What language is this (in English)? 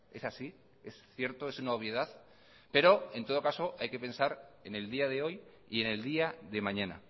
Spanish